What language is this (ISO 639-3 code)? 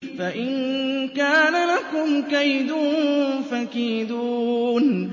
ara